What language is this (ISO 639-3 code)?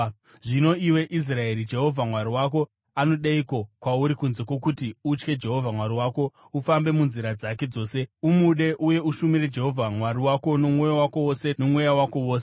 sna